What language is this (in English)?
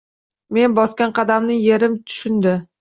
Uzbek